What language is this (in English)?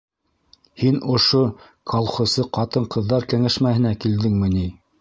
Bashkir